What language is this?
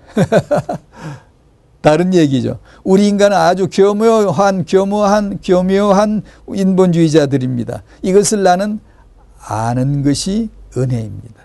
Korean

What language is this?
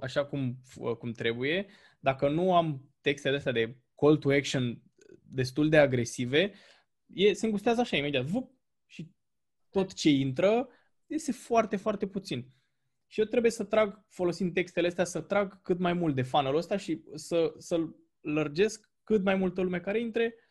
Romanian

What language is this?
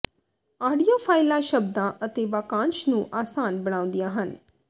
Punjabi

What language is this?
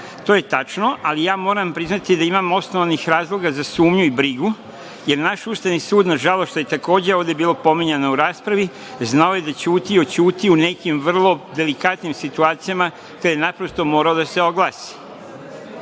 Serbian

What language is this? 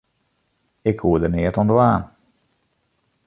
Western Frisian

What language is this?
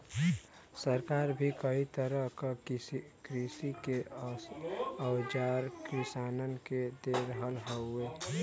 Bhojpuri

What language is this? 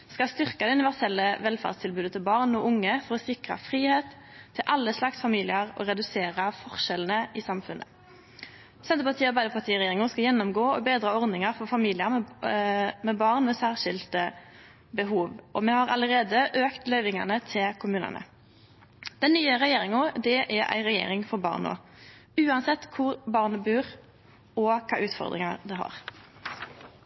Norwegian Nynorsk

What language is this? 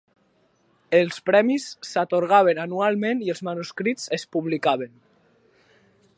Catalan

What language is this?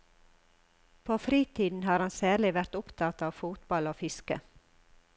Norwegian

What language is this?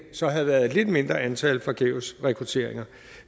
Danish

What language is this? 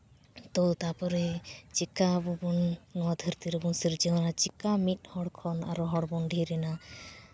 Santali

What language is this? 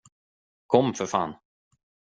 Swedish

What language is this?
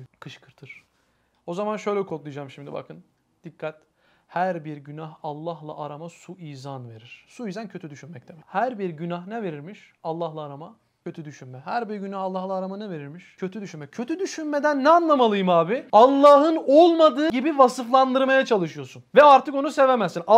Turkish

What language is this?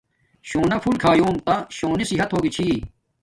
Domaaki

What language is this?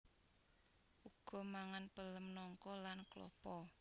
Javanese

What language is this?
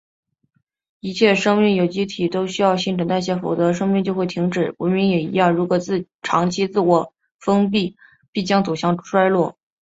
Chinese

